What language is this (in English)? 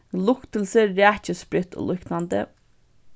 Faroese